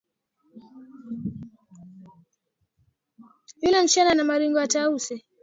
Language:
Swahili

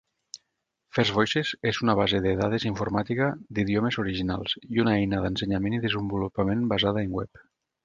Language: Catalan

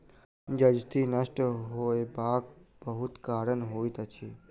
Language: Maithili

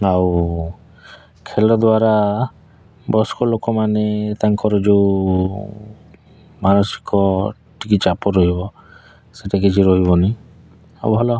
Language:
Odia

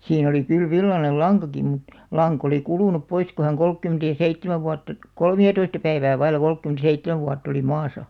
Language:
Finnish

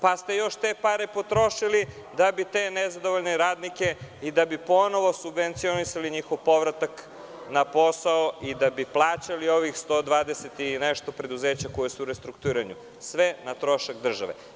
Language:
Serbian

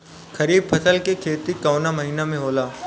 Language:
Bhojpuri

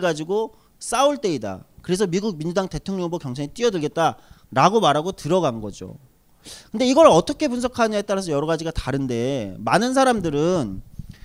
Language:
Korean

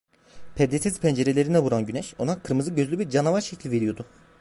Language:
Turkish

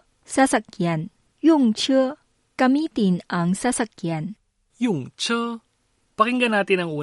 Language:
Filipino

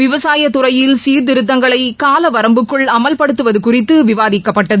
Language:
Tamil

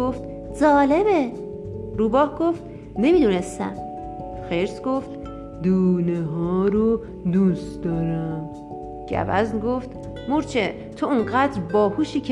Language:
Persian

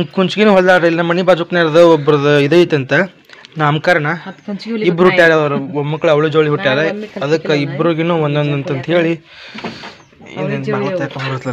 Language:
Arabic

